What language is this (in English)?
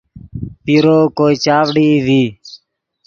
Yidgha